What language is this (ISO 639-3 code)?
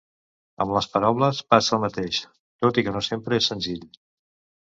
cat